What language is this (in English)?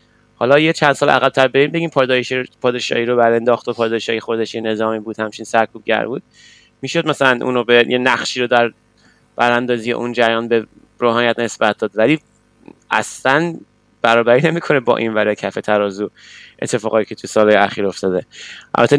Persian